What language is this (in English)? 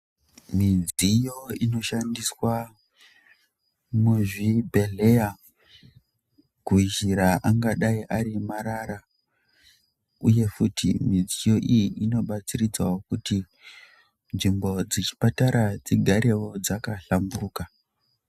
Ndau